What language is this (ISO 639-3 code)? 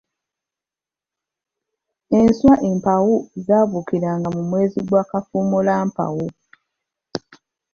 lug